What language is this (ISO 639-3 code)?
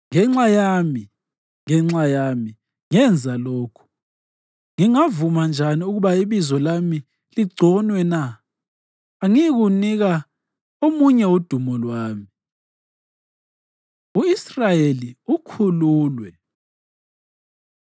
nde